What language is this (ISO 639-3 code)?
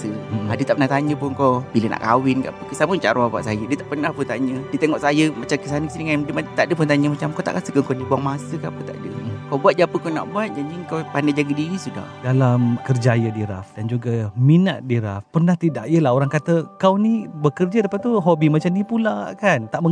msa